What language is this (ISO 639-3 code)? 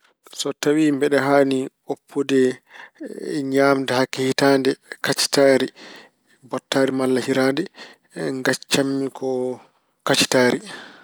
ful